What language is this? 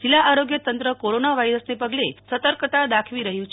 Gujarati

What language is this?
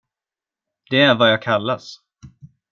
Swedish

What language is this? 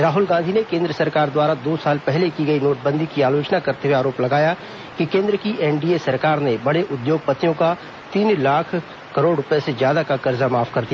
Hindi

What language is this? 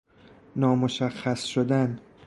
Persian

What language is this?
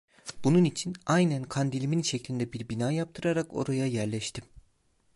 Turkish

